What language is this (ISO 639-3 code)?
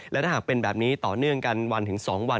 tha